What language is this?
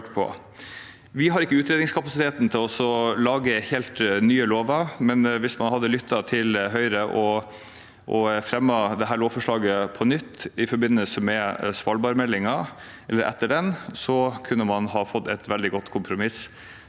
Norwegian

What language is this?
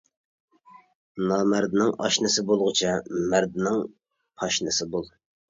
Uyghur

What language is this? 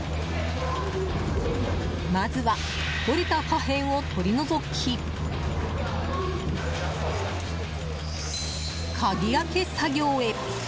Japanese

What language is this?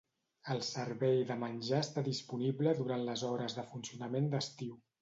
Catalan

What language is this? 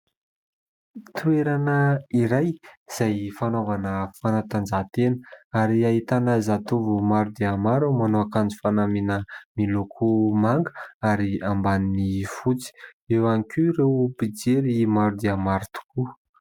Malagasy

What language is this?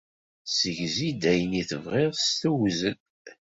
Kabyle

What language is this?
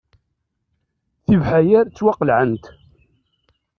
Kabyle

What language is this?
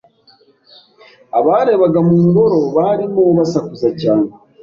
Kinyarwanda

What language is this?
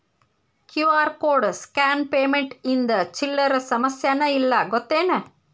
Kannada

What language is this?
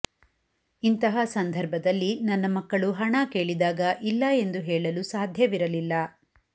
Kannada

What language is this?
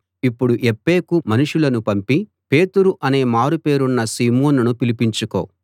Telugu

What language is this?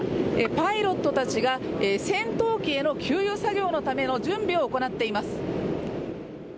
Japanese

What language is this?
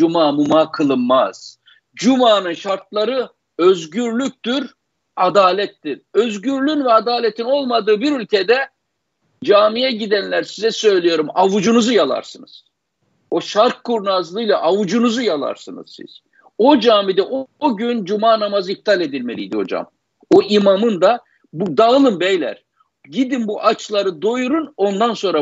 Turkish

